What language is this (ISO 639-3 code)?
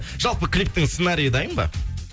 kaz